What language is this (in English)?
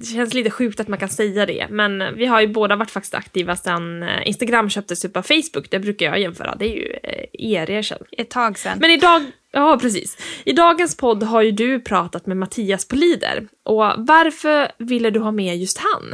Swedish